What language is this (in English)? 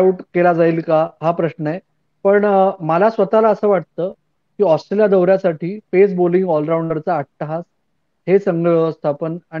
Marathi